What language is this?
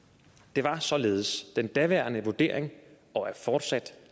Danish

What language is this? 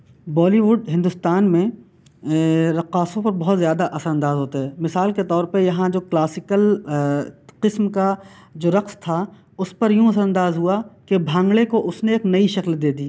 Urdu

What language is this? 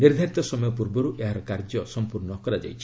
Odia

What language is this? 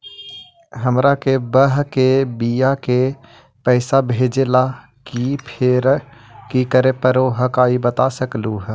Magahi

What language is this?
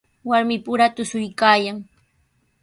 Sihuas Ancash Quechua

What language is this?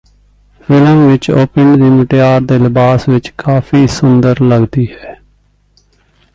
Punjabi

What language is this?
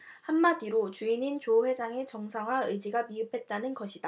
Korean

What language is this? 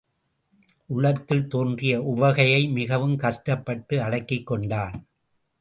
Tamil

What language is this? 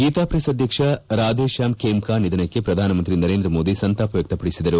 Kannada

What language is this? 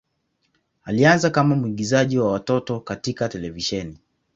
Swahili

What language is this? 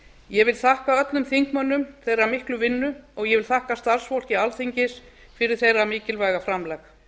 Icelandic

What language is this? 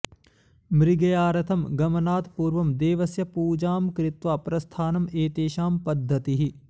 Sanskrit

